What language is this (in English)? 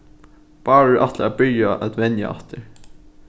Faroese